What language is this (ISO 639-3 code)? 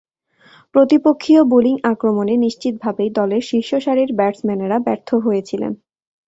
ben